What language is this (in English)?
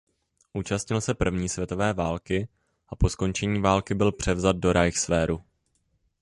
Czech